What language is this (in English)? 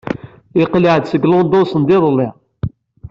Kabyle